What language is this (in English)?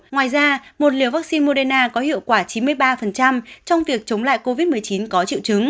Vietnamese